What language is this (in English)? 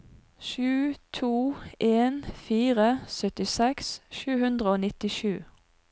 Norwegian